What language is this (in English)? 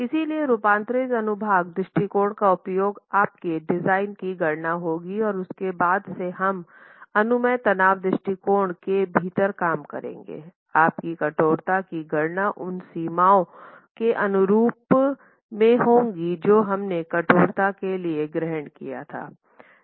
Hindi